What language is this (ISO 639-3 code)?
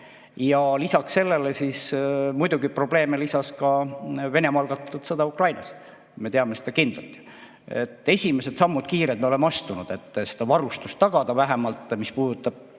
est